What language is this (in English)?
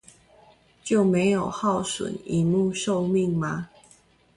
Chinese